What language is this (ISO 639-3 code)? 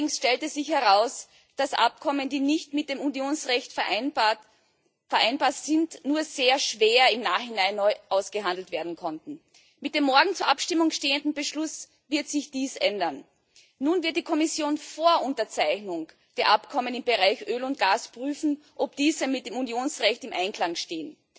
deu